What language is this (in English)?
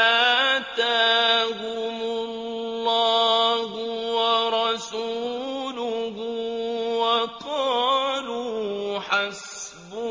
Arabic